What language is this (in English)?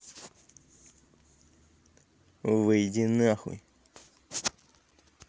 Russian